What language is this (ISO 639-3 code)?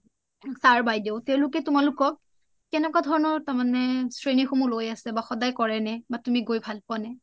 asm